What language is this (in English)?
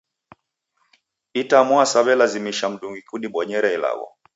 Taita